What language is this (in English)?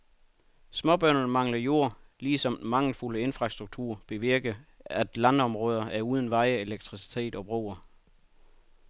Danish